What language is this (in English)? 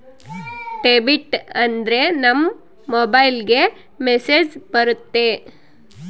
Kannada